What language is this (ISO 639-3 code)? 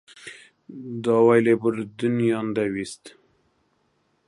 ckb